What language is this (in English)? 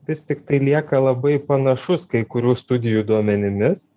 Lithuanian